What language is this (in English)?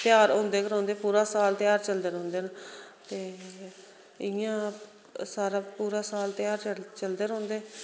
Dogri